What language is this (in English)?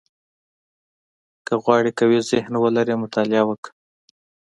Pashto